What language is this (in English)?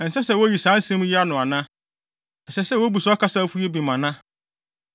Akan